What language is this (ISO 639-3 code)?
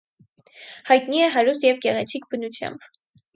hye